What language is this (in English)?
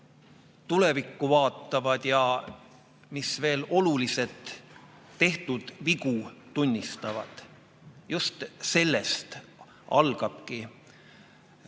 Estonian